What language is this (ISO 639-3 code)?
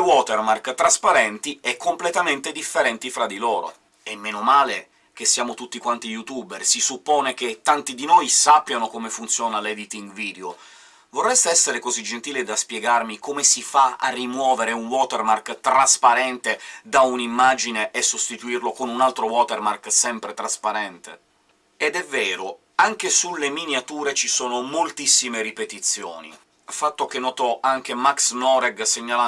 ita